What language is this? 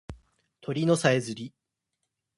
Japanese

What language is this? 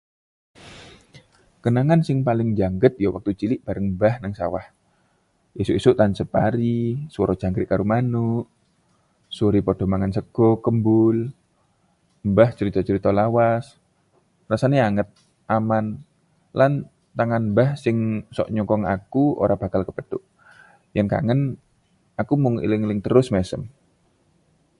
Javanese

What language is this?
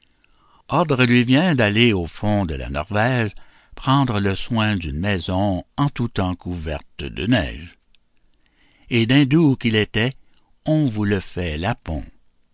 French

